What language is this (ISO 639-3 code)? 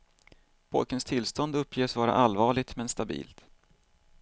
swe